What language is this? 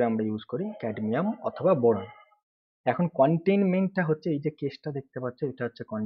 Hindi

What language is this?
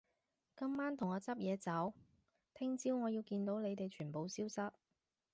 Cantonese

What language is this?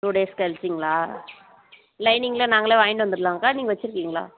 Tamil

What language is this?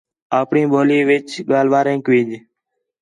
Khetrani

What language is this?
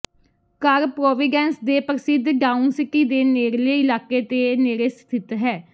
Punjabi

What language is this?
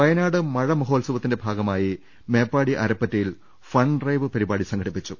Malayalam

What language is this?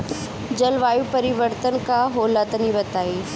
Bhojpuri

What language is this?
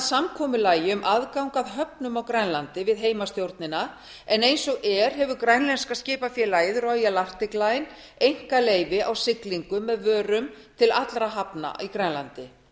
Icelandic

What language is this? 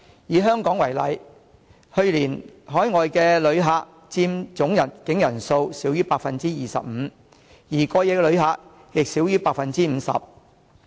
Cantonese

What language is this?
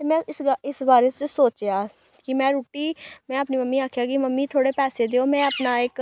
Dogri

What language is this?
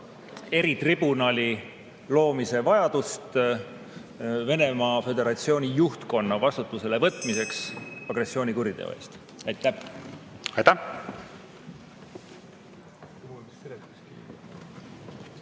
Estonian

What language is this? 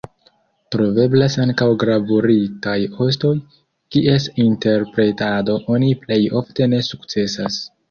Esperanto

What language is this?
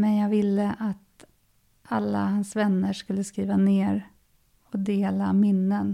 Swedish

